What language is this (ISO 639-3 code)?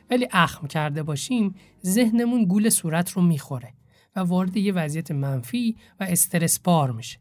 fas